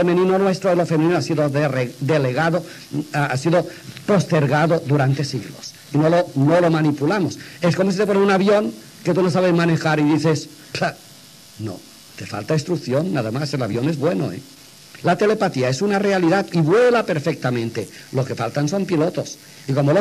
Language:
Spanish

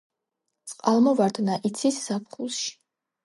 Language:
Georgian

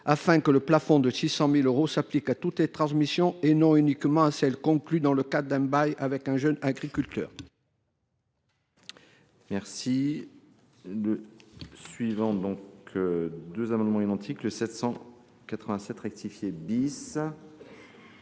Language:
French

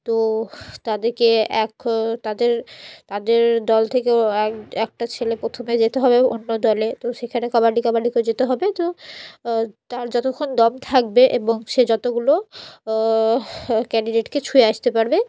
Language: Bangla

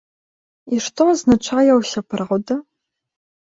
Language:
Belarusian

